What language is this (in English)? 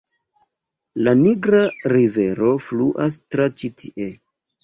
Esperanto